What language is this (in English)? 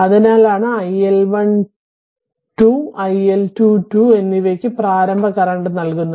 Malayalam